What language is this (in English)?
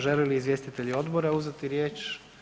Croatian